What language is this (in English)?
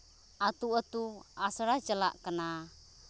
Santali